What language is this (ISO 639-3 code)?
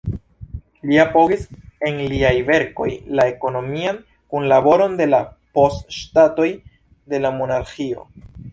epo